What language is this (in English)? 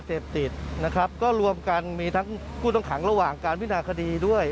Thai